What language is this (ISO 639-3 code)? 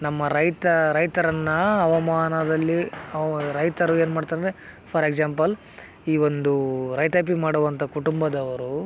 kan